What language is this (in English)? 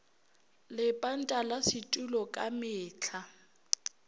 Northern Sotho